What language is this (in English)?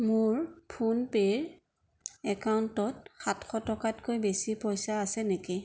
Assamese